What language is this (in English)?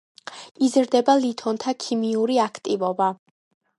Georgian